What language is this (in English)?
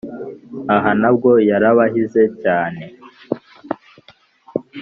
Kinyarwanda